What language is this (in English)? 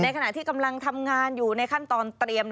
Thai